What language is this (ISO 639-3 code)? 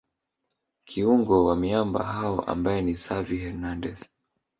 swa